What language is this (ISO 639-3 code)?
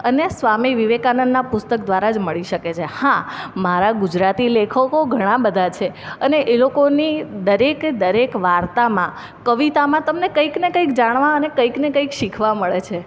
guj